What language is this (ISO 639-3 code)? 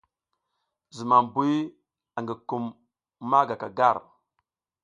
giz